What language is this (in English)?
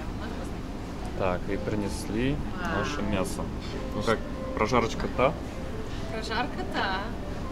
Russian